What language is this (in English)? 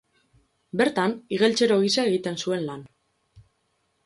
Basque